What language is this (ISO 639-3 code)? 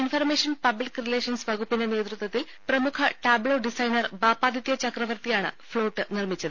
mal